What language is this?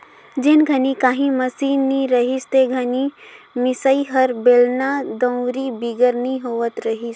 Chhattisgarhi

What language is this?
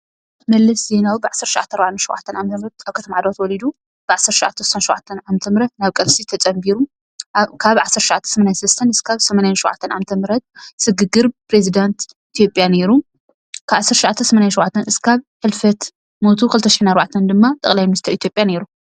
Tigrinya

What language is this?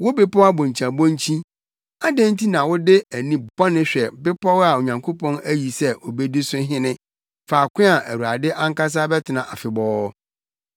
Akan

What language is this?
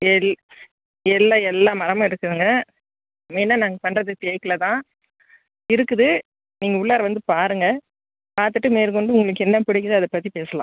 Tamil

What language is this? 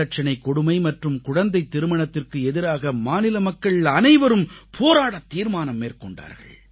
Tamil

